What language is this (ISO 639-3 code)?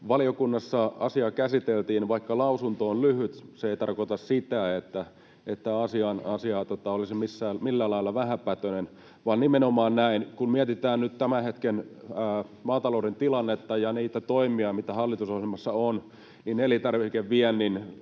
fin